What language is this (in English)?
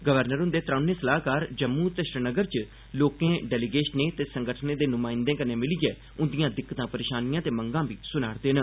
Dogri